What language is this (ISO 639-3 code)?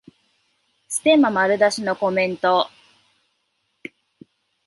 jpn